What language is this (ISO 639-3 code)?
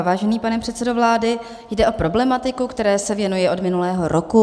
ces